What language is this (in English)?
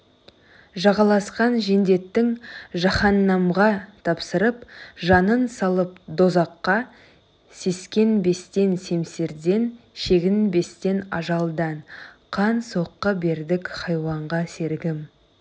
Kazakh